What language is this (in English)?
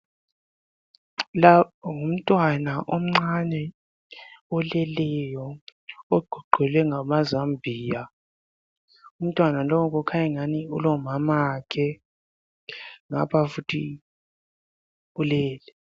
North Ndebele